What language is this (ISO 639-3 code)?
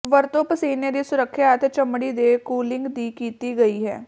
pan